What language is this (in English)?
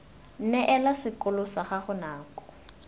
Tswana